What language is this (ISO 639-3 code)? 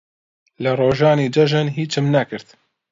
ckb